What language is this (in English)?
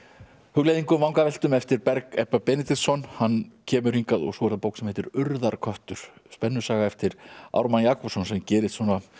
Icelandic